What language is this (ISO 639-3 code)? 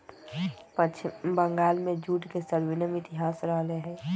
mag